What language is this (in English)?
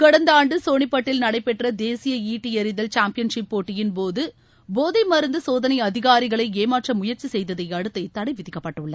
Tamil